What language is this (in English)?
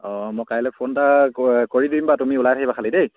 Assamese